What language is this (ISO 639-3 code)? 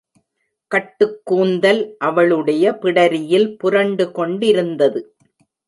tam